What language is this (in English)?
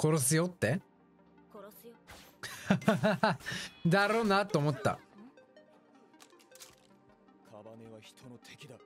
Japanese